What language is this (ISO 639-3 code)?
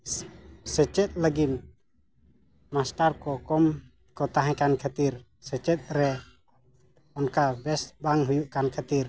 sat